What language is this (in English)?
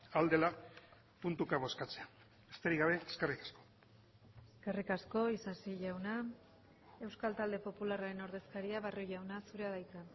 Basque